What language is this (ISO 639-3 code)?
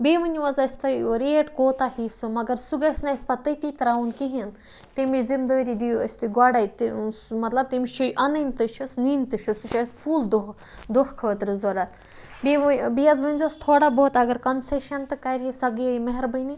kas